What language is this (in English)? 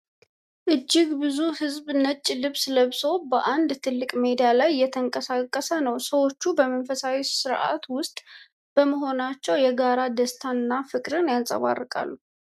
Amharic